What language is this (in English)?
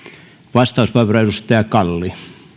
Finnish